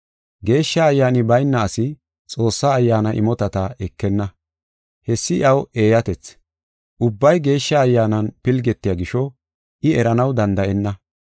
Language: Gofa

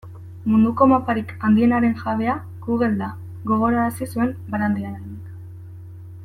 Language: Basque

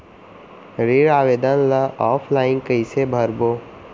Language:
Chhattisgarhi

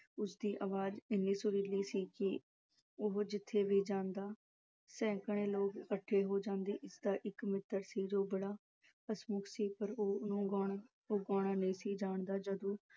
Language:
Punjabi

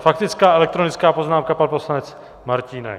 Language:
Czech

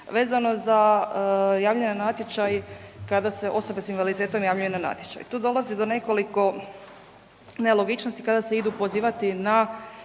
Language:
Croatian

